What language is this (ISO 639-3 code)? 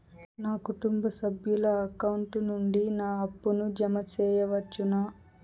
tel